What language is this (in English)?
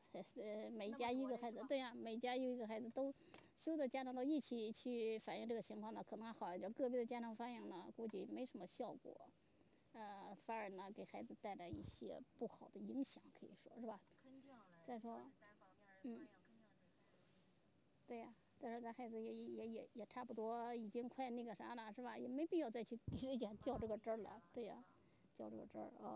Chinese